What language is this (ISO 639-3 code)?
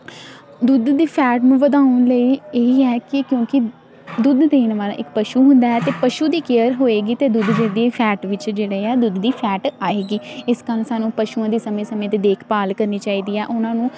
pan